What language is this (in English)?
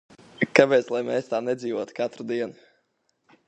Latvian